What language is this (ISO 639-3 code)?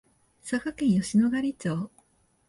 jpn